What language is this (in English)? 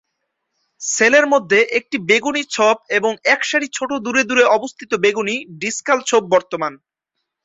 Bangla